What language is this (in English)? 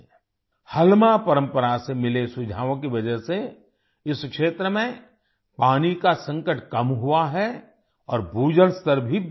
Hindi